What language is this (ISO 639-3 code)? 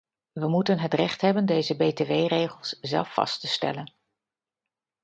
nld